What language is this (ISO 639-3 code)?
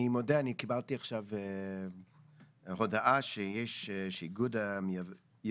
heb